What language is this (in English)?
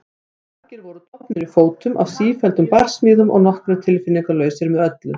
Icelandic